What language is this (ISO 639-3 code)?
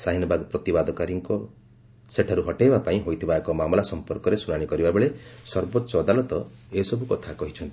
ori